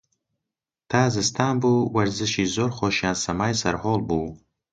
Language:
Central Kurdish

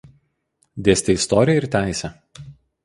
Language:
Lithuanian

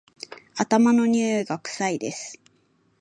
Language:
Japanese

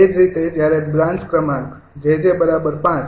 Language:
Gujarati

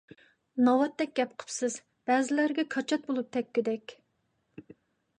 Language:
Uyghur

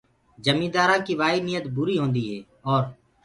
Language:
Gurgula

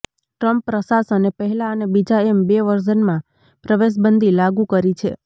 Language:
Gujarati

